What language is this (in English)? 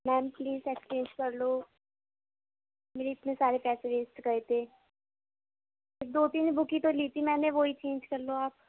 Urdu